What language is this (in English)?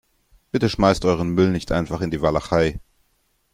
German